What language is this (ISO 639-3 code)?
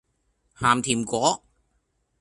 yue